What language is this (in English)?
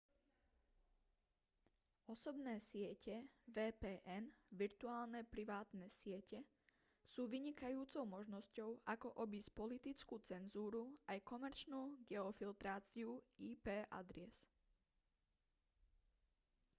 Slovak